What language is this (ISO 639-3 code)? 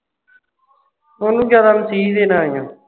pan